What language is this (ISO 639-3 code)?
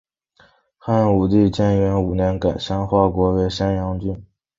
zho